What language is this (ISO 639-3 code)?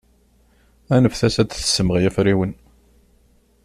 kab